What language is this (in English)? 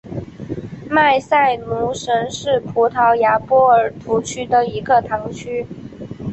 Chinese